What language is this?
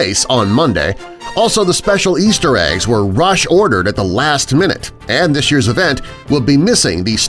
English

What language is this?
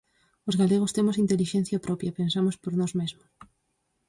Galician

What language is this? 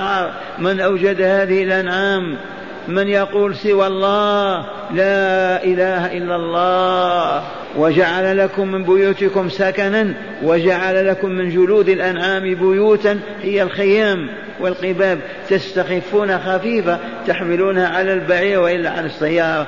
Arabic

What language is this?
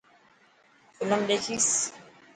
Dhatki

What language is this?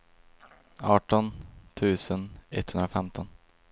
Swedish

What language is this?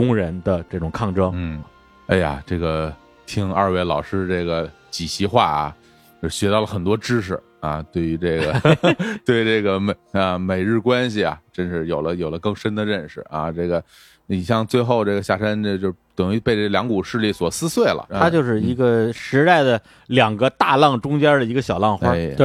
Chinese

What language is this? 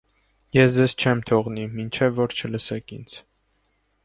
Armenian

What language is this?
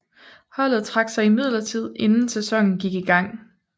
Danish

